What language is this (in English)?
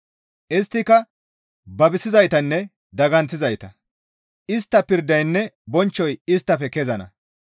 Gamo